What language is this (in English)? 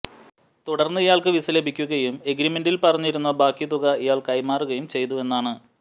Malayalam